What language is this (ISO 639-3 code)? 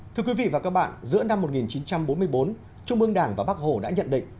vie